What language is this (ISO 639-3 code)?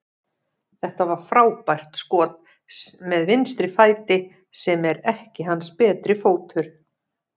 isl